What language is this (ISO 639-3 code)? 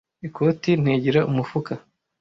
kin